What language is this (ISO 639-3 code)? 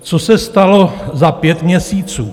ces